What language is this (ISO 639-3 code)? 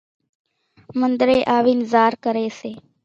gjk